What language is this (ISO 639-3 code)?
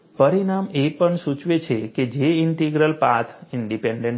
guj